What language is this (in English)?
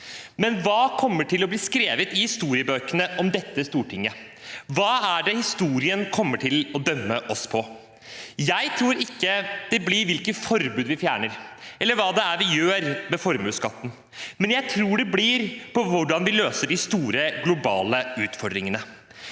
Norwegian